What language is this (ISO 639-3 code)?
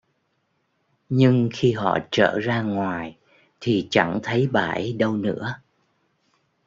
vie